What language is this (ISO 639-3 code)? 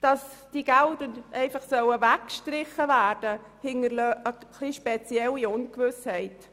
gsw